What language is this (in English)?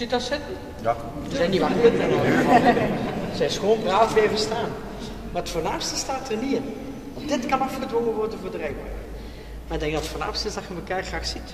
Dutch